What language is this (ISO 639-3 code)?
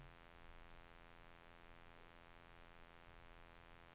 swe